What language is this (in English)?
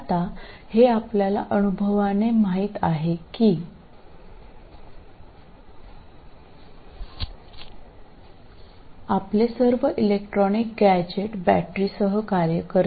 Marathi